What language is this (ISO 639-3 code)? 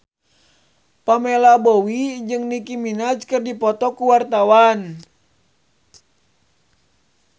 sun